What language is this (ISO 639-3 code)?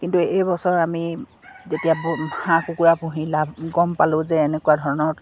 asm